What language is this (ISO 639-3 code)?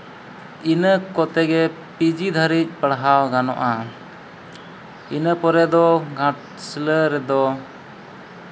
sat